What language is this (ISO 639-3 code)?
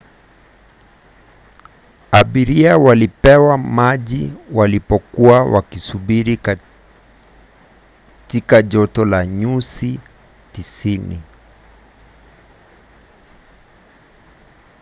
swa